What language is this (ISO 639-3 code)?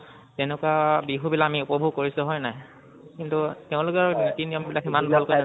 asm